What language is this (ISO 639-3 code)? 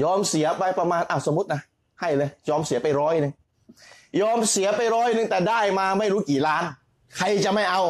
tha